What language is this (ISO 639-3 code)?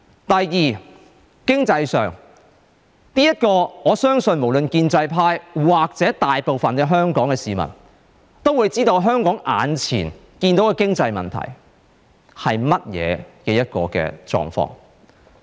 yue